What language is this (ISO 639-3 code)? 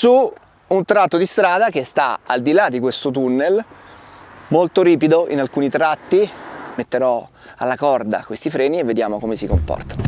ita